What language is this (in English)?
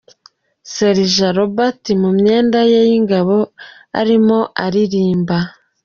Kinyarwanda